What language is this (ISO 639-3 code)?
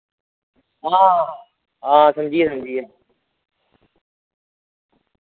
doi